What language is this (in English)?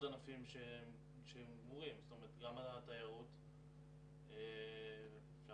Hebrew